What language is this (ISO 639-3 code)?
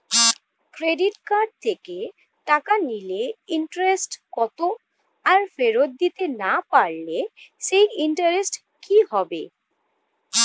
ben